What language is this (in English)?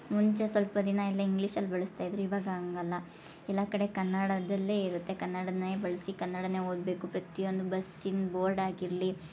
Kannada